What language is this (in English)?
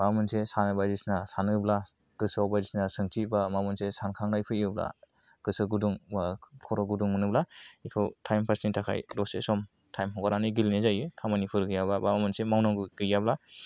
Bodo